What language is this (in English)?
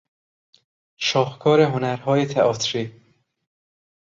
Persian